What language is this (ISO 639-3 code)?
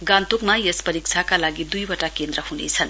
nep